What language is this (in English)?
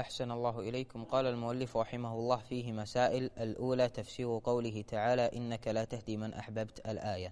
Arabic